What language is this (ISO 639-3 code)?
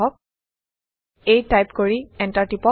asm